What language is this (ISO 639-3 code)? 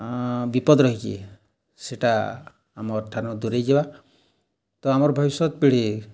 ori